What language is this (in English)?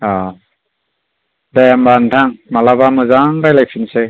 Bodo